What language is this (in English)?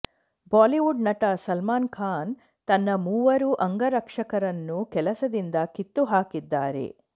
Kannada